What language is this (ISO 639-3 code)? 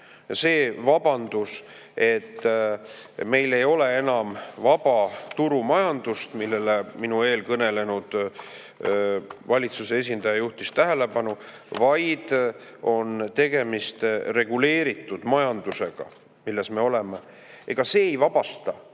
est